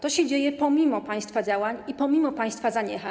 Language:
Polish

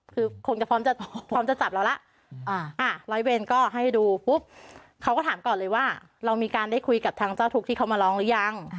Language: Thai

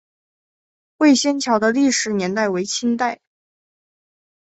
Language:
Chinese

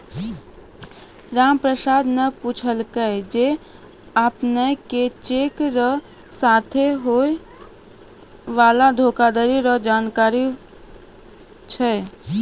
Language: Maithili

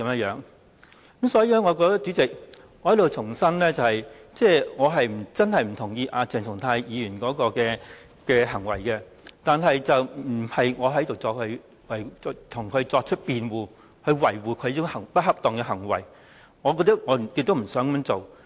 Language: Cantonese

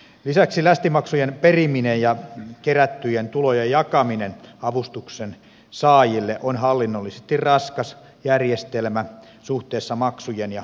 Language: Finnish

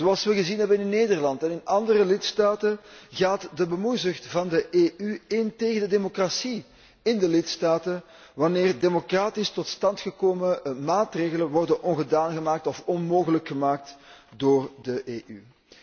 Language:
Dutch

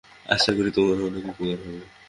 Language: Bangla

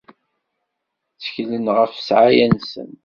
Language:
Kabyle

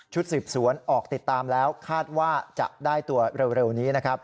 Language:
Thai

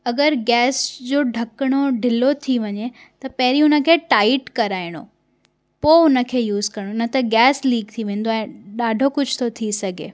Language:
Sindhi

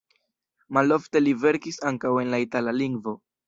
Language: Esperanto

